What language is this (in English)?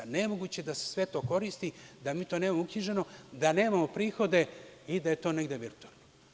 Serbian